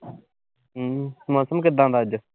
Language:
Punjabi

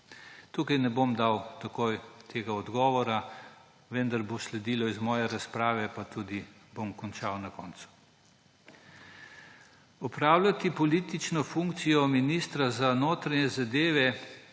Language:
Slovenian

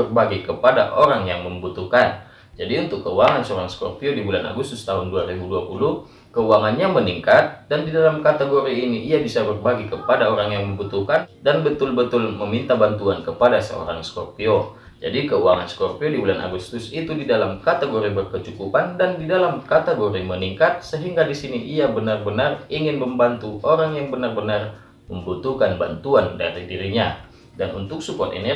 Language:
Indonesian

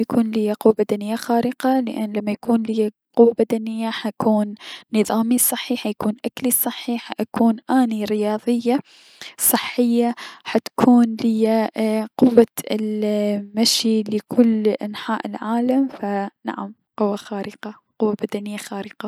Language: Mesopotamian Arabic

